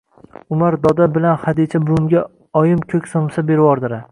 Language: Uzbek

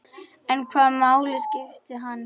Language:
Icelandic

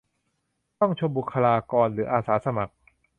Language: Thai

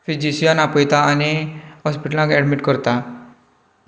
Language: Konkani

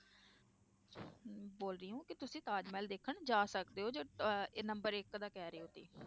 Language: Punjabi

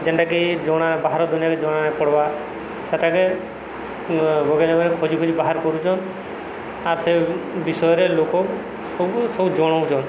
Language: Odia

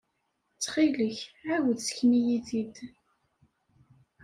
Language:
Kabyle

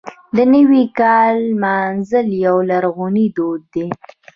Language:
Pashto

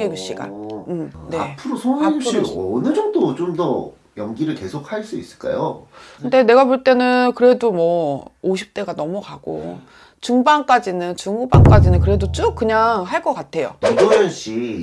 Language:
Korean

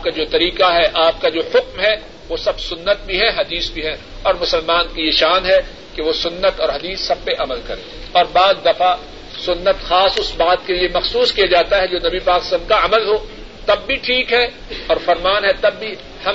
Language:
Urdu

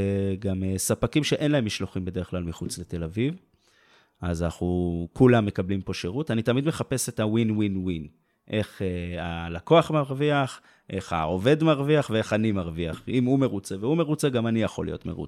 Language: Hebrew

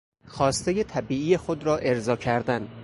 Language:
Persian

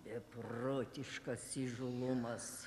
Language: Lithuanian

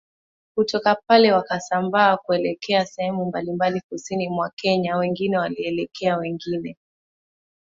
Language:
Swahili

